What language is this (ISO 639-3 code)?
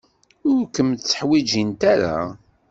kab